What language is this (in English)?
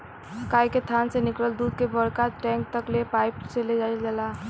Bhojpuri